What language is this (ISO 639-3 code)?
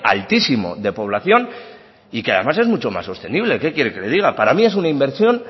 spa